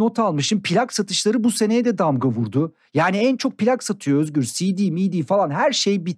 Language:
Turkish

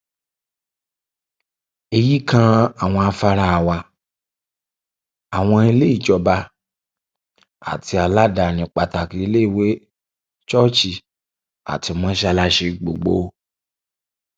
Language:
Yoruba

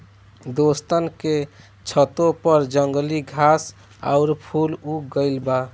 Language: Bhojpuri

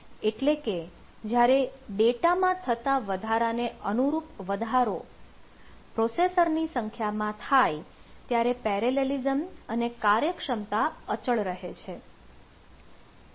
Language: Gujarati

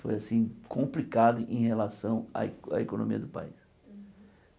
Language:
Portuguese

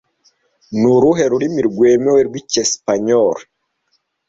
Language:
Kinyarwanda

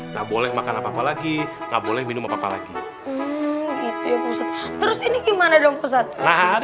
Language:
Indonesian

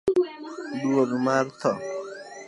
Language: Luo (Kenya and Tanzania)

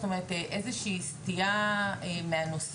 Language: Hebrew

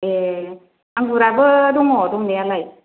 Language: Bodo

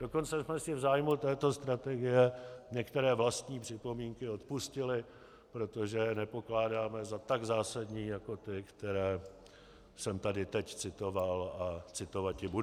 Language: Czech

